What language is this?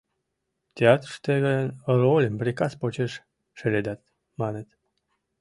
Mari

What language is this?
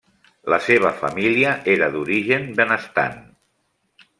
Catalan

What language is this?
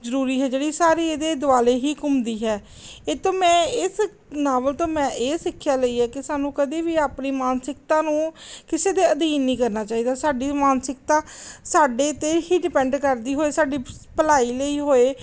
Punjabi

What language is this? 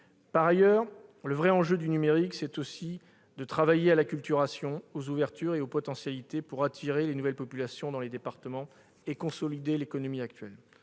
French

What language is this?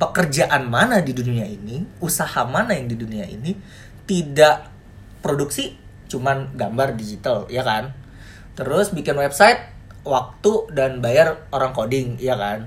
Indonesian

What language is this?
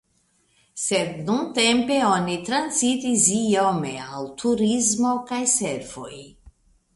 Esperanto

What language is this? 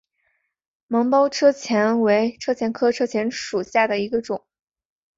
Chinese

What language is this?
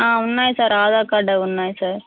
Telugu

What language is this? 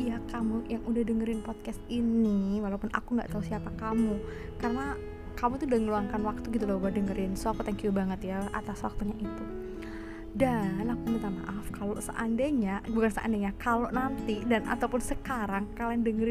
Indonesian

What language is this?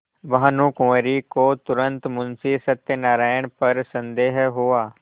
Hindi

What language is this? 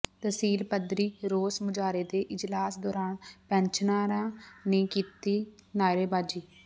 Punjabi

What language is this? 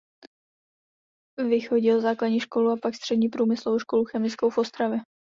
Czech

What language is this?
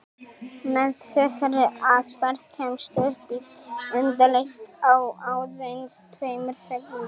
Icelandic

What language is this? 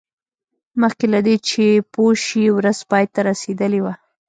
Pashto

